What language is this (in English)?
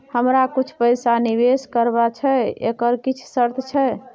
Maithili